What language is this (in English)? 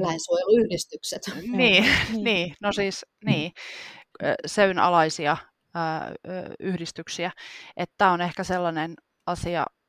Finnish